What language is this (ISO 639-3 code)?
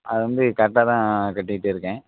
tam